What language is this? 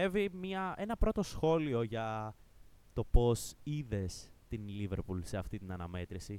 Greek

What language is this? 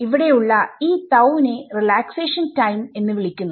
Malayalam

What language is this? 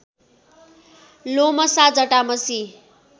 Nepali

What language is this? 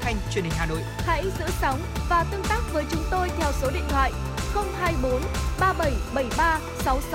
Vietnamese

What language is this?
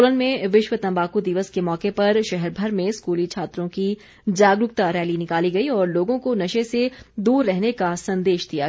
Hindi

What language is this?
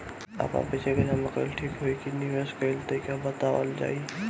Bhojpuri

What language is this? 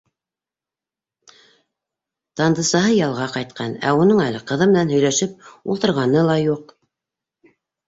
Bashkir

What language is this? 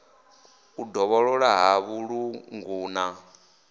Venda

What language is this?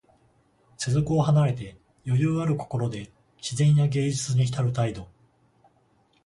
Japanese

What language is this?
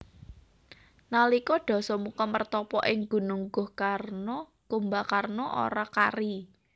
Javanese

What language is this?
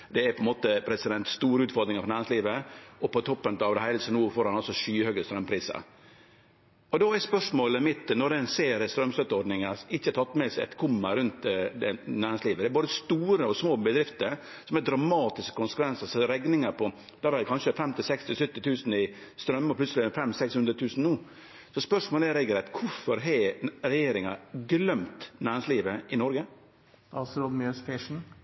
Norwegian Nynorsk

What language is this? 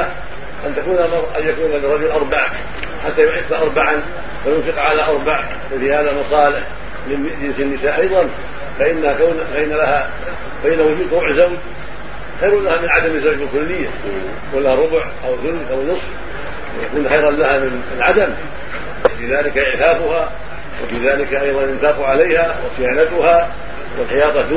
Arabic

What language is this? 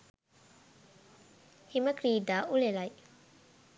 Sinhala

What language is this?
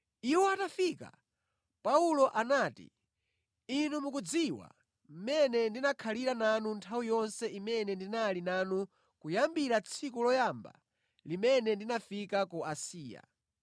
Nyanja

